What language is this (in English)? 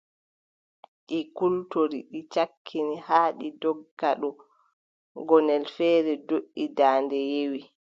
Adamawa Fulfulde